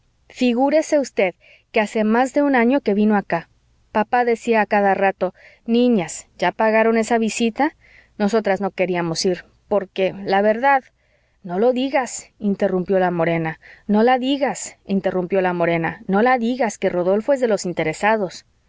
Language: Spanish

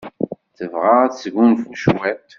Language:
Kabyle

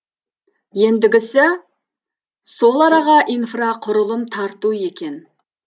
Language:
Kazakh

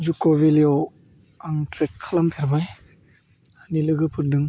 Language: Bodo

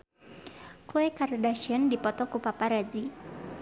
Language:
Sundanese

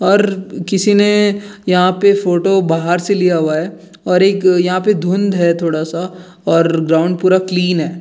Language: Hindi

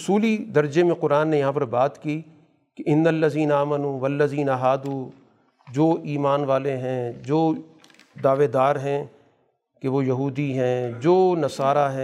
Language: Urdu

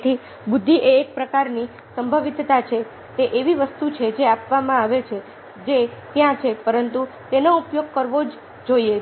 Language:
Gujarati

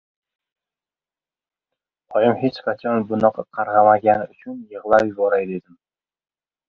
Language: Uzbek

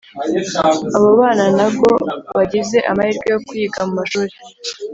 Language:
Kinyarwanda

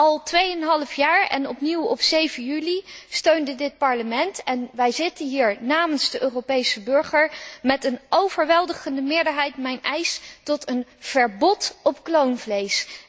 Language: Dutch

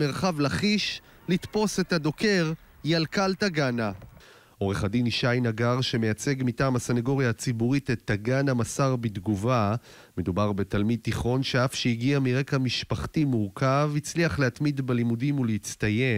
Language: Hebrew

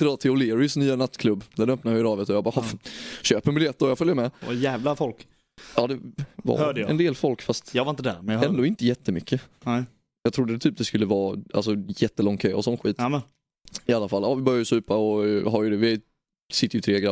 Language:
Swedish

